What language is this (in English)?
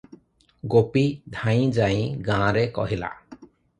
Odia